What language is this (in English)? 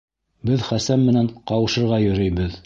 Bashkir